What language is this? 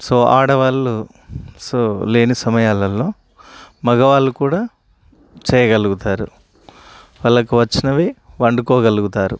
Telugu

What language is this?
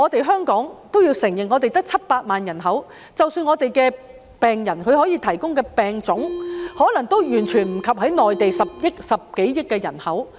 Cantonese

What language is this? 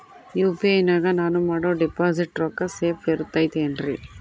Kannada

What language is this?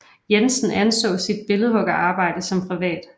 Danish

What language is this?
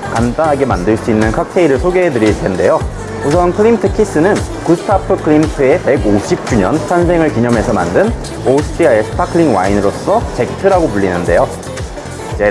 Korean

